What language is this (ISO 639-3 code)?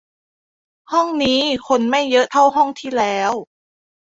tha